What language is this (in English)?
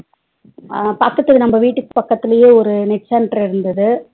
Tamil